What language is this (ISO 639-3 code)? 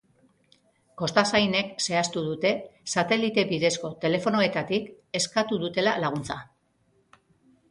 eus